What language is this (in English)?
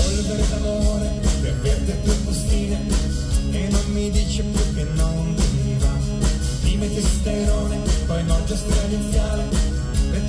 Italian